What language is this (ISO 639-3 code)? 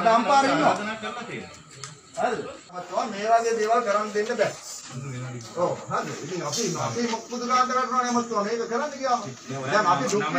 ind